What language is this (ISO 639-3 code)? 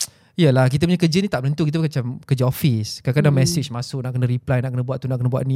msa